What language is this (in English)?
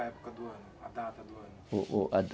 Portuguese